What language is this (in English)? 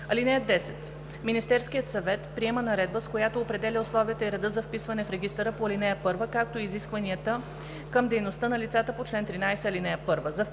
Bulgarian